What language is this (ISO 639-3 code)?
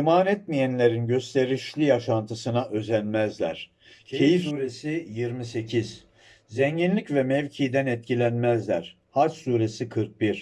tur